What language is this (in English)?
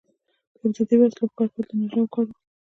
Pashto